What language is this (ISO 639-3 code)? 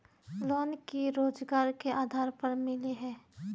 mag